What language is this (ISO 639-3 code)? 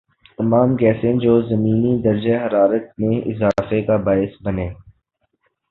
urd